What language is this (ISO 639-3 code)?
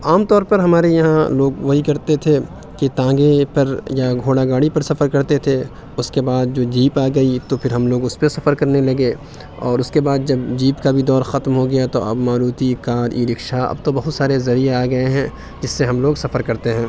urd